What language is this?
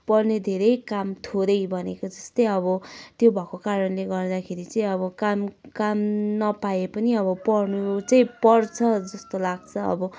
Nepali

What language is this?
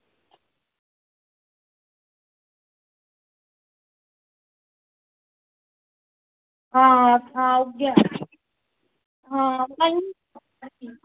Dogri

